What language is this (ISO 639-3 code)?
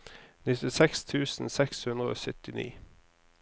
nor